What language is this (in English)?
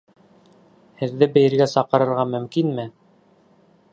Bashkir